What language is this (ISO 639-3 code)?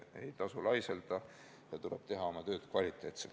est